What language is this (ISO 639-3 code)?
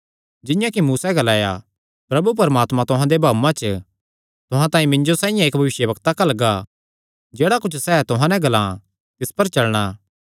xnr